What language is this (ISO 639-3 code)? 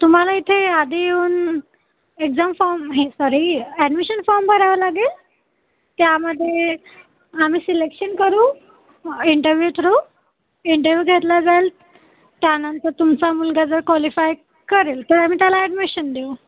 mar